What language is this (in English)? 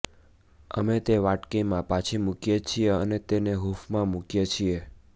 Gujarati